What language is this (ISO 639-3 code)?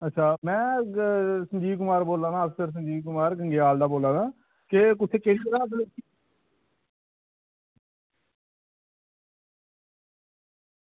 doi